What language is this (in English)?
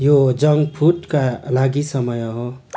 Nepali